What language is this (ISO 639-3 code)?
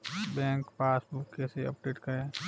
hin